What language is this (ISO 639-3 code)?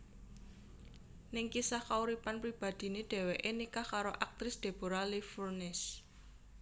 jav